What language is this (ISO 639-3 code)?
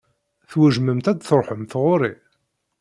kab